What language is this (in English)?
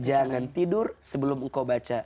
Indonesian